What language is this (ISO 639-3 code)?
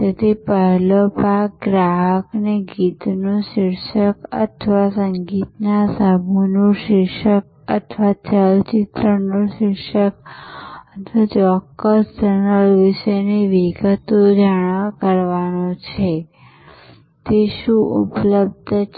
guj